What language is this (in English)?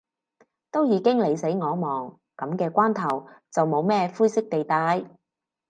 Cantonese